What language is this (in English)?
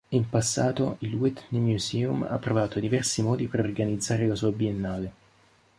Italian